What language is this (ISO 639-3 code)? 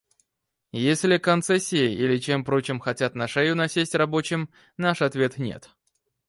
rus